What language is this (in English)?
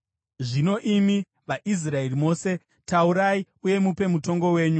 Shona